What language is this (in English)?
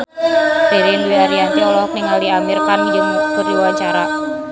Sundanese